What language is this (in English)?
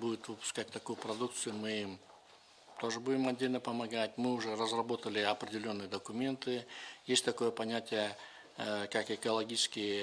Russian